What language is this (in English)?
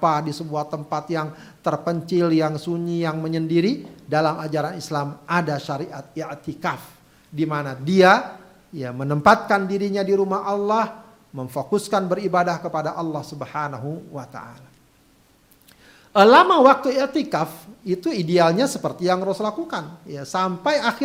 Indonesian